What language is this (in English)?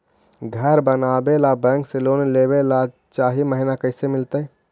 Magahi